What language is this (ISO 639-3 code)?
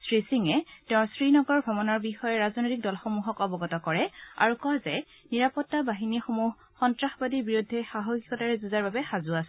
asm